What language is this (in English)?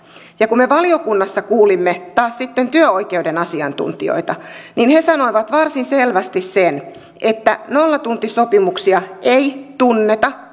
Finnish